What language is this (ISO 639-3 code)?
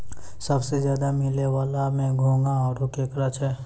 mai